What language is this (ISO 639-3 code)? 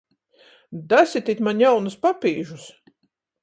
ltg